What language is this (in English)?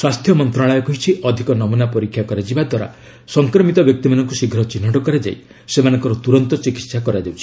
Odia